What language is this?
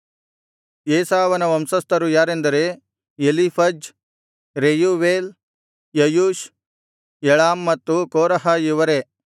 Kannada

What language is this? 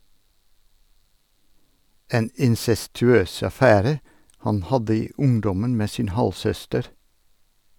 Norwegian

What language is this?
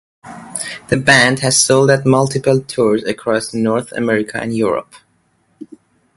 English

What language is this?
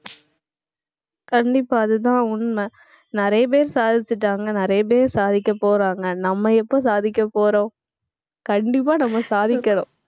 Tamil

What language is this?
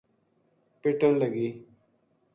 Gujari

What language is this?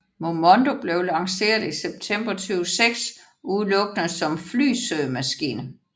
Danish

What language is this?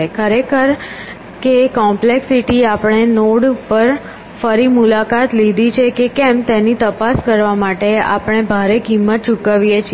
Gujarati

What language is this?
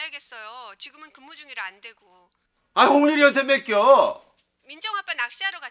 Korean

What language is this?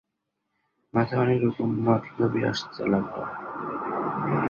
Bangla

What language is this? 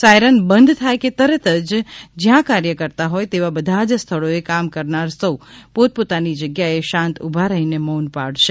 Gujarati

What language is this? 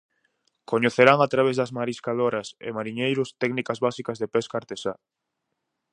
Galician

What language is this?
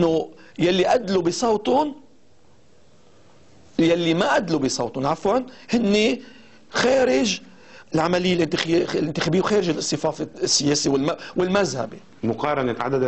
Arabic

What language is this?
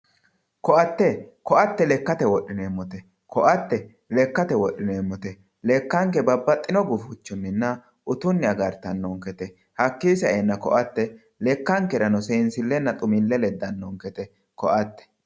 Sidamo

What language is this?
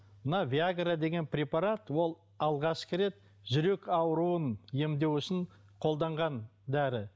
Kazakh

